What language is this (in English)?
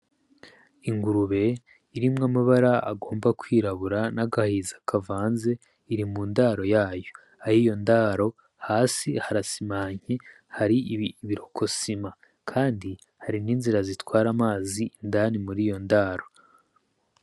Rundi